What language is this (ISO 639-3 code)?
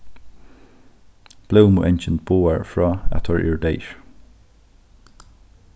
fao